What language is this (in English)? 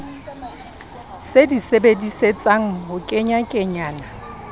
Southern Sotho